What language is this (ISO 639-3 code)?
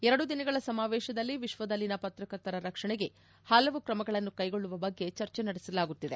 kan